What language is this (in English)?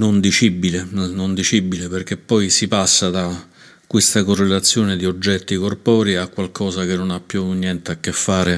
Italian